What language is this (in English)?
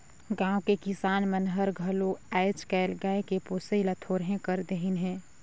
Chhattisgarhi